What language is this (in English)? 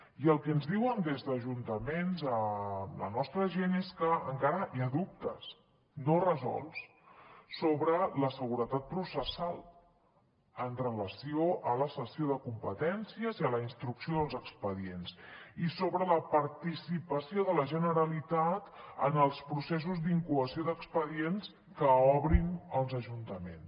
Catalan